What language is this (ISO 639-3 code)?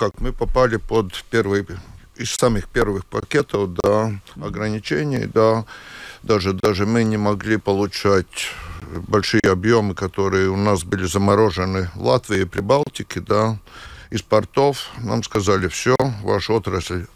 rus